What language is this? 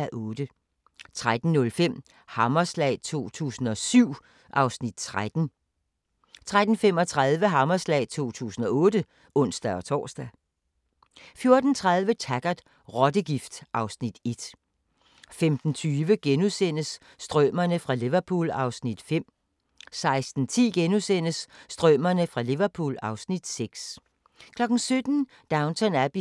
Danish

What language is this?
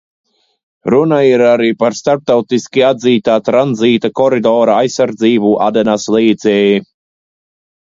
Latvian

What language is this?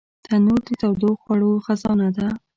Pashto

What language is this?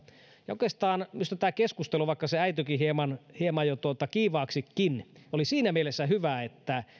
Finnish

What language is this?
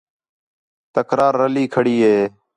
Khetrani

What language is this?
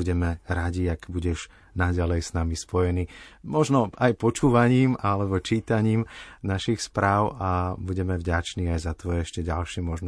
Slovak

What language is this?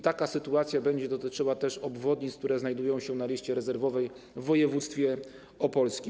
Polish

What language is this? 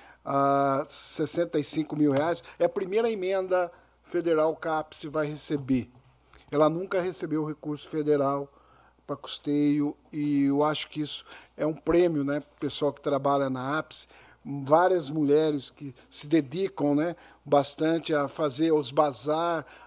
Portuguese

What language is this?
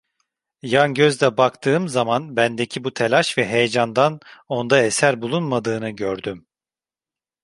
Turkish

